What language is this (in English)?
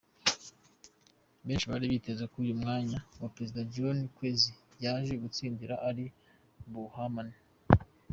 Kinyarwanda